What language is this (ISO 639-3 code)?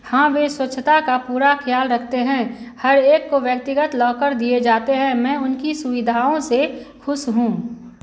hin